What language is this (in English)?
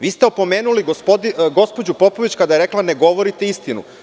Serbian